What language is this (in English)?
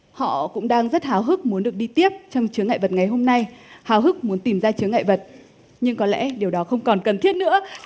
Vietnamese